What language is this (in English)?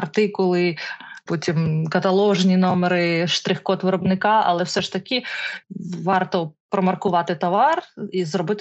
Ukrainian